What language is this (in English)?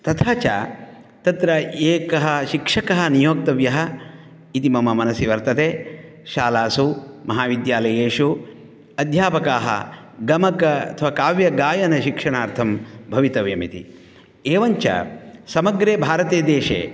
Sanskrit